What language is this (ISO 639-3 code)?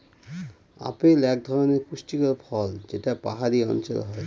ben